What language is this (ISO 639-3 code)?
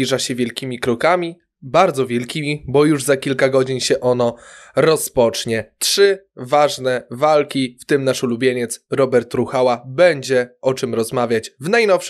pol